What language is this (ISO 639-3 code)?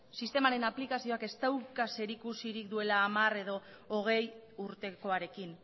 eus